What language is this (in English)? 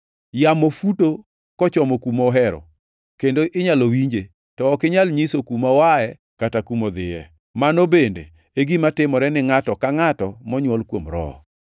Luo (Kenya and Tanzania)